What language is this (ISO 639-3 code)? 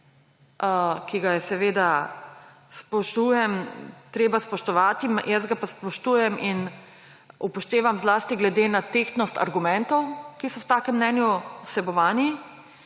slv